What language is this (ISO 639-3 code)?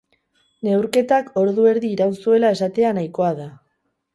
eus